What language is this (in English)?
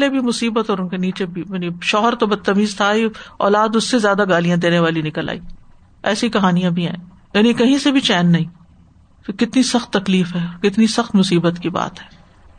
Urdu